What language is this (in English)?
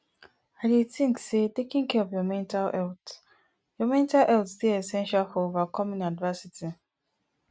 Nigerian Pidgin